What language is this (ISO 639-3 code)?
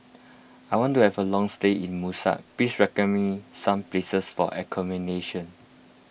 eng